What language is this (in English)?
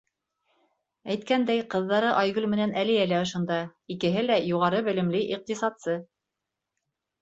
Bashkir